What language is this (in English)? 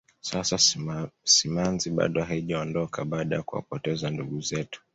Swahili